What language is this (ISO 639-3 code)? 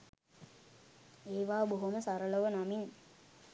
sin